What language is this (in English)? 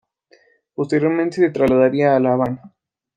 Spanish